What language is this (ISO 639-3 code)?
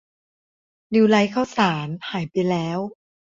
tha